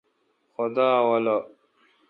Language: Kalkoti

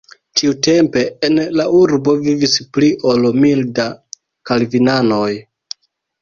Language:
Esperanto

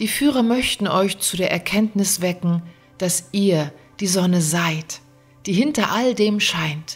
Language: German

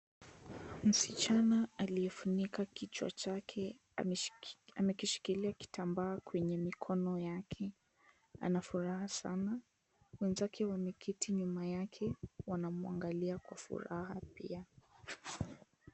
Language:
Swahili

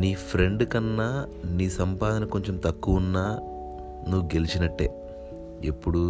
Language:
Telugu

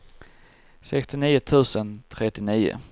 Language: Swedish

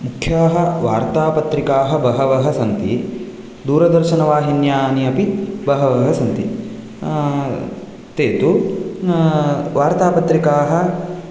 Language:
Sanskrit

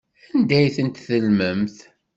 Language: Kabyle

